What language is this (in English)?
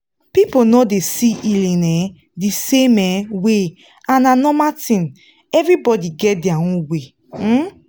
Nigerian Pidgin